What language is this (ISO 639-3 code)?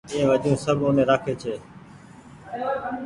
gig